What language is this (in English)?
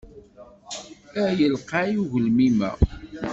Kabyle